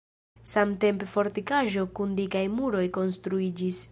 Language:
Esperanto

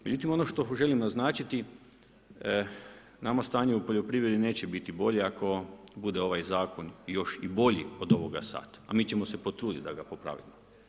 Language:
Croatian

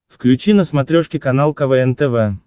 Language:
Russian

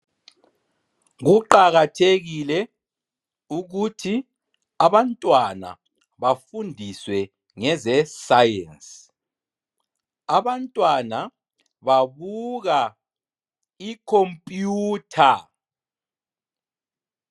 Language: North Ndebele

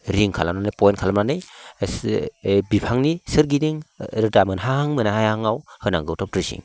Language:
Bodo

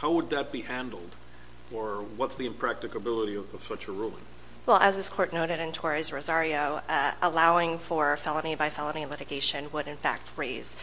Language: English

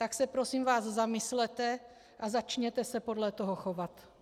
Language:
Czech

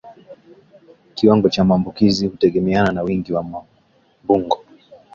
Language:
Swahili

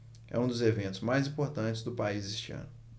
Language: Portuguese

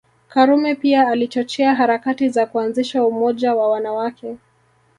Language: Swahili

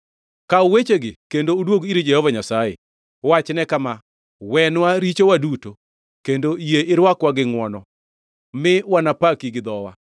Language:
Luo (Kenya and Tanzania)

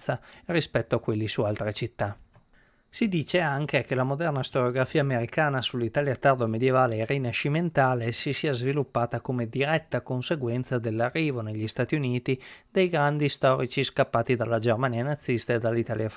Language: Italian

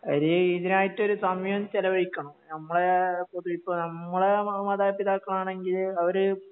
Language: Malayalam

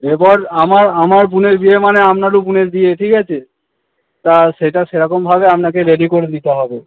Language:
Bangla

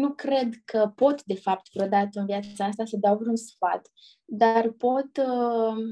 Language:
Romanian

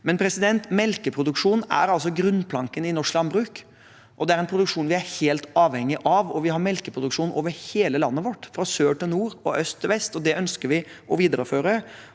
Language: Norwegian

